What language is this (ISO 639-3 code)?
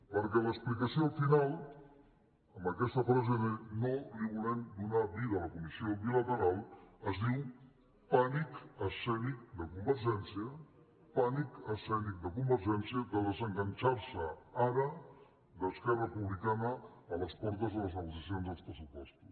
cat